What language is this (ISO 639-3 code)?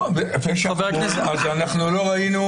heb